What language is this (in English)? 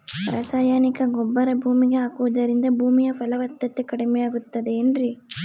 Kannada